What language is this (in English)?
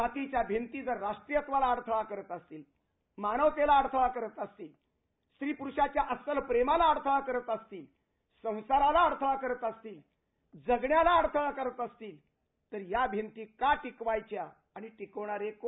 Marathi